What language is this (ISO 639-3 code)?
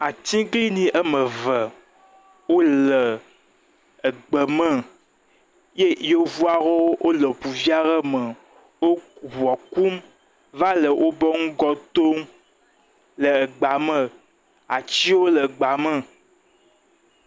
ewe